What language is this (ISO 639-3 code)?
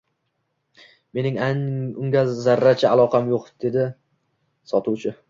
uzb